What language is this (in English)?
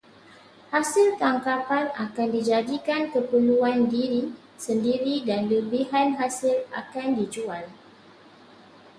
Malay